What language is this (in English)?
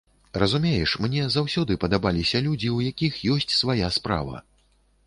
Belarusian